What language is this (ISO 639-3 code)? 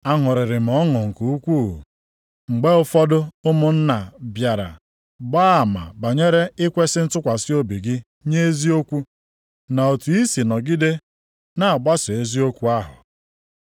ibo